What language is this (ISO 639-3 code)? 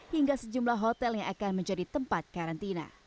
ind